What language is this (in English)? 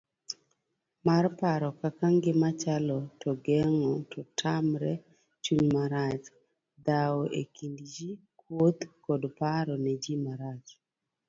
Luo (Kenya and Tanzania)